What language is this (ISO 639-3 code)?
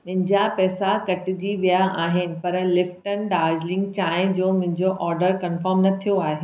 snd